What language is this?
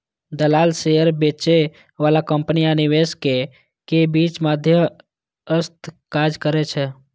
Maithili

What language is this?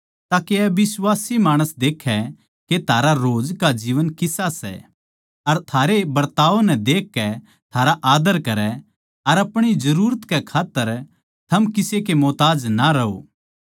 Haryanvi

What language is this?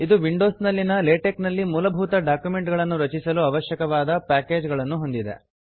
Kannada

